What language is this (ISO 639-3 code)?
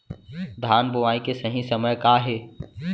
hne